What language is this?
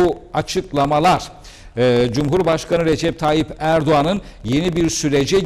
Turkish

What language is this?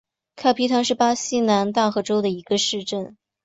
Chinese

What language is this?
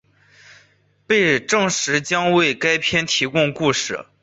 Chinese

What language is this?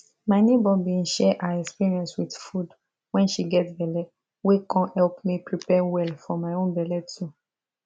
Nigerian Pidgin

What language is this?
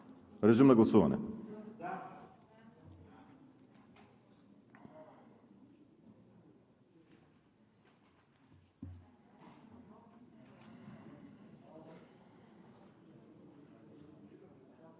Bulgarian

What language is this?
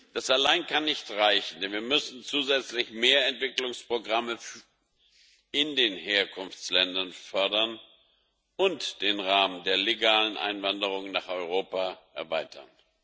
German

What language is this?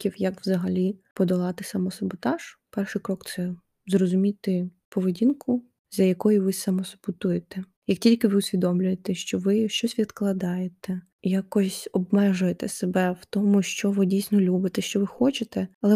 Ukrainian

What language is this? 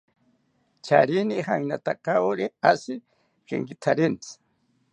South Ucayali Ashéninka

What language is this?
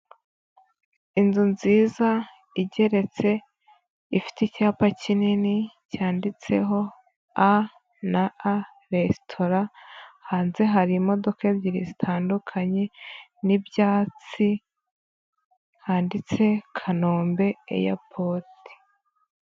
Kinyarwanda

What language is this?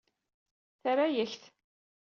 Kabyle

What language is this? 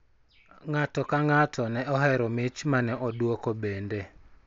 Luo (Kenya and Tanzania)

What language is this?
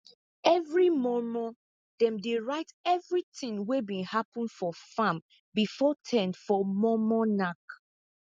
Nigerian Pidgin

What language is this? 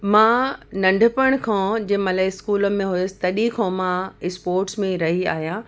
Sindhi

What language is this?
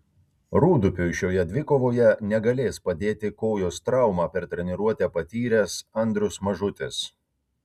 Lithuanian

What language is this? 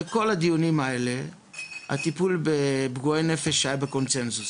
Hebrew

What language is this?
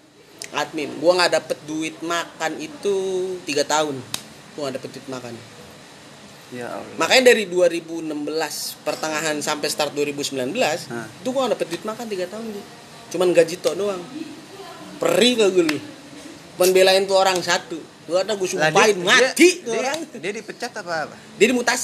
Indonesian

